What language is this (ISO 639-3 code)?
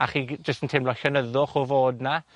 cym